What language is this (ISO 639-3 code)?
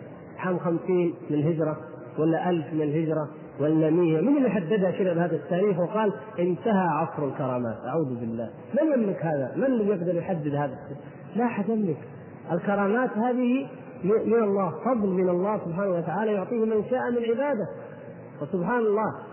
ara